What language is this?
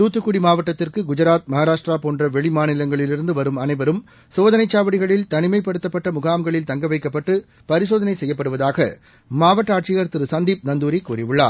Tamil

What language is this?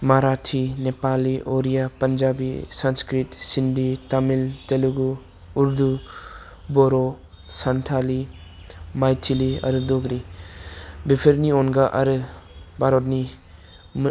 Bodo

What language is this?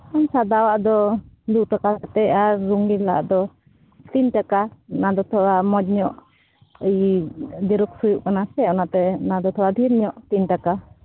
Santali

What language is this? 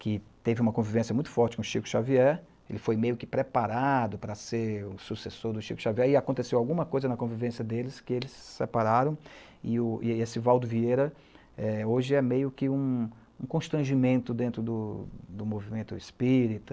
Portuguese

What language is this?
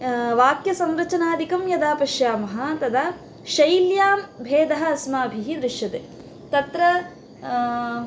Sanskrit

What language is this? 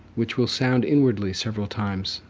English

